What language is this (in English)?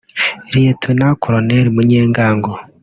Kinyarwanda